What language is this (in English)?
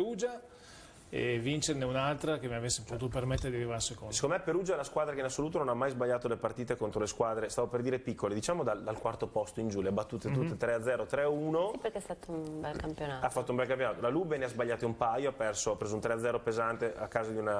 Italian